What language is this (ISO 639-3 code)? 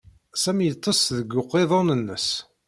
kab